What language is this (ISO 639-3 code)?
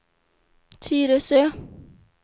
swe